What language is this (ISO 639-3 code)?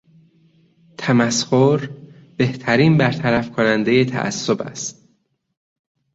fas